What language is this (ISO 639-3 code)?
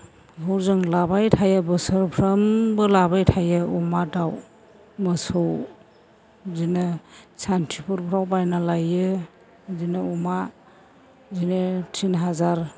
brx